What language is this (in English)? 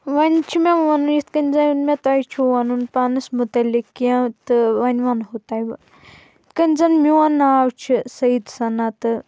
Kashmiri